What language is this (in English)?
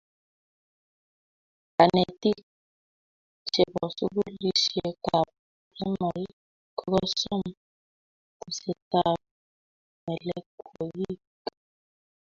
Kalenjin